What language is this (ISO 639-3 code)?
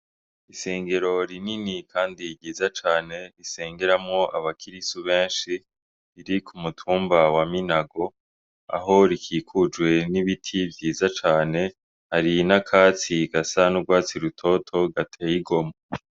run